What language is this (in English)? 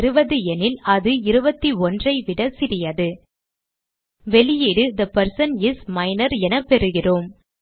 Tamil